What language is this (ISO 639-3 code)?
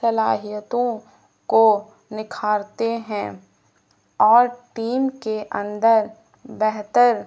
urd